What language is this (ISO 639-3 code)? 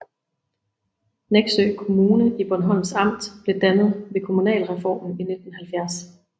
dan